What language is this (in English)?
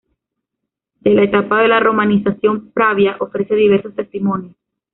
Spanish